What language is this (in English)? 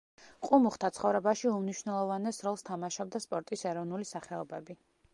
Georgian